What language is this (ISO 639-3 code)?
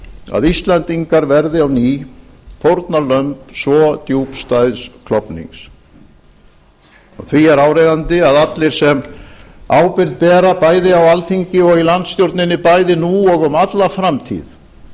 isl